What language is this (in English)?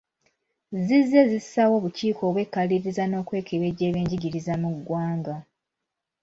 Ganda